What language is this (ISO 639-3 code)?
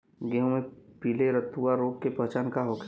bho